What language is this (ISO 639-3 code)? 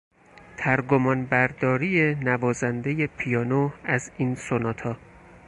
fas